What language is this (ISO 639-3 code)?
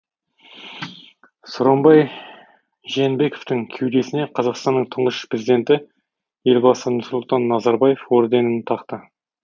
kaz